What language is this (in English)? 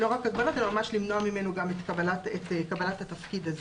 Hebrew